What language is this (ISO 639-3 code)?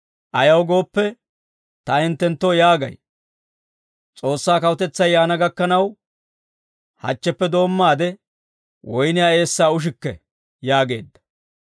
dwr